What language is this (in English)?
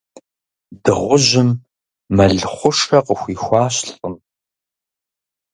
Kabardian